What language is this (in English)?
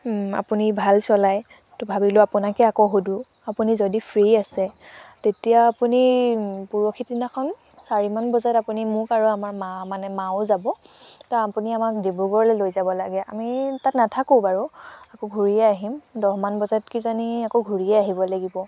Assamese